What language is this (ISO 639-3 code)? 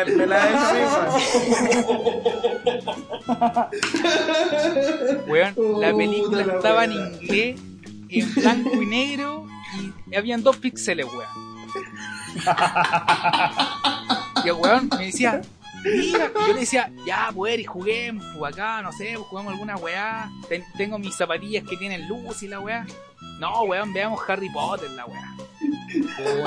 spa